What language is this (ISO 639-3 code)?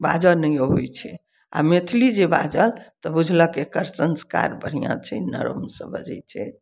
mai